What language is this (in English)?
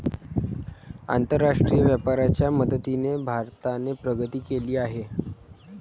Marathi